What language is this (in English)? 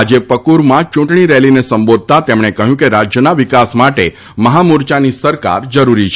Gujarati